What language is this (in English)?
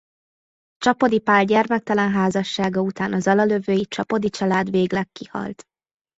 Hungarian